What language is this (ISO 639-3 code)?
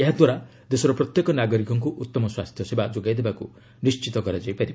ori